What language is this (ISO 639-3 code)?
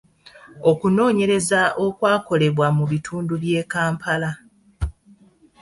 lug